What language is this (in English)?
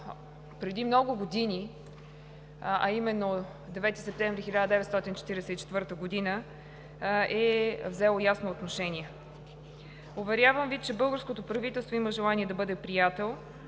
Bulgarian